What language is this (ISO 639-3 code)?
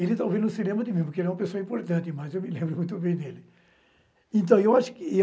por